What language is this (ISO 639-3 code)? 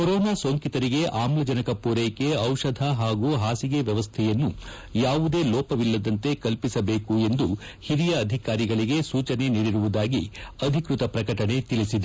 kan